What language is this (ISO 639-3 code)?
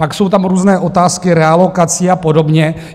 ces